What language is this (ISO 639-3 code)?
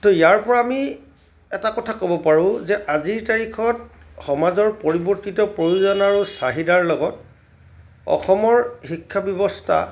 asm